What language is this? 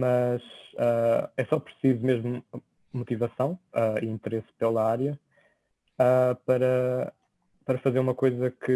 Portuguese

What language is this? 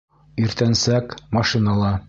Bashkir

